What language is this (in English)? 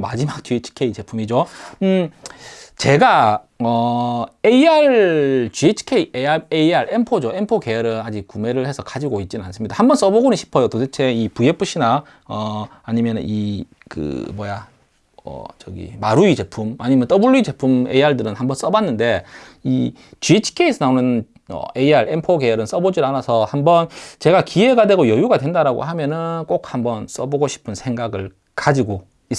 Korean